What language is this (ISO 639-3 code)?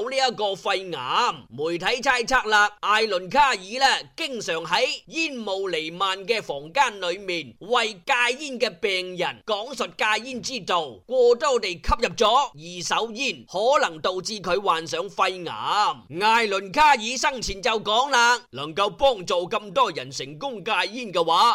zho